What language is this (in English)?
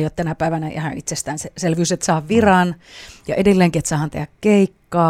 Finnish